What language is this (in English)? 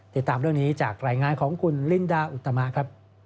Thai